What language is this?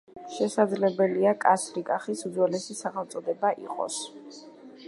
Georgian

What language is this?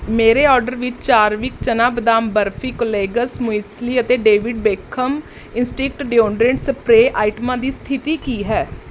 Punjabi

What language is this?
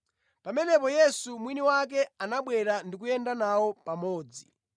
Nyanja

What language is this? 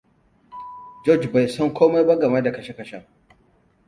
Hausa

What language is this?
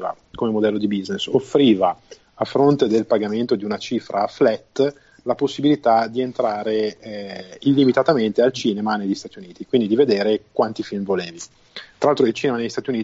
Italian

